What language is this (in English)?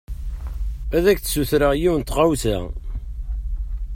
Kabyle